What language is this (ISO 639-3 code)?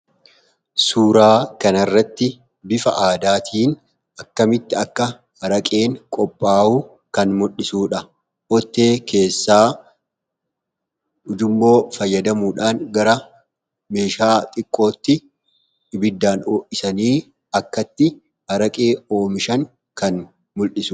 orm